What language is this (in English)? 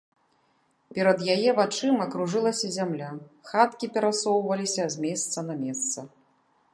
Belarusian